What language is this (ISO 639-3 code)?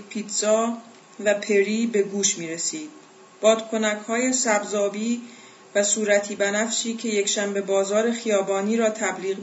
fas